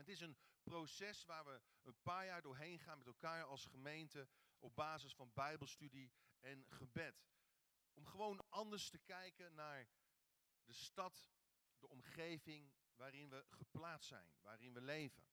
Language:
Dutch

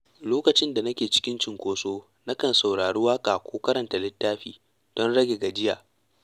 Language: Hausa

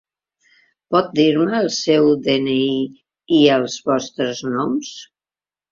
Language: Catalan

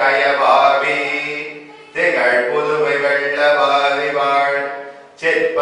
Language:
Ukrainian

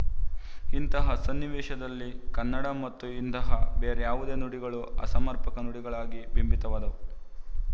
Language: Kannada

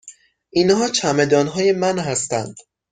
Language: Persian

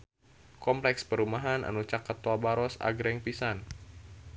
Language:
Sundanese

